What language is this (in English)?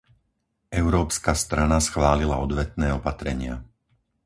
Slovak